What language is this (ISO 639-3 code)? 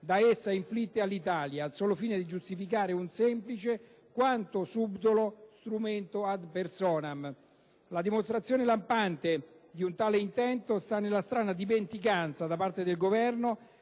ita